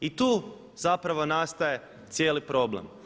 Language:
Croatian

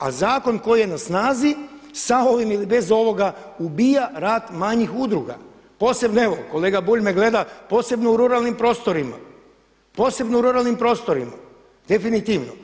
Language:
Croatian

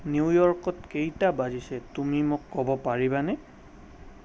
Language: Assamese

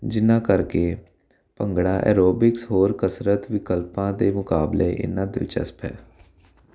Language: Punjabi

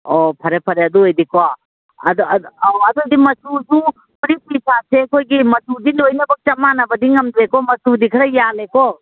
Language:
Manipuri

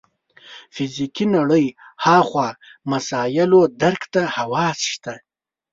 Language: Pashto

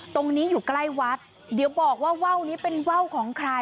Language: Thai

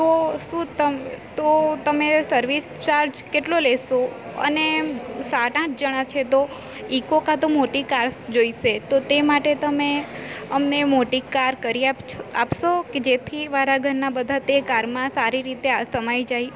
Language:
Gujarati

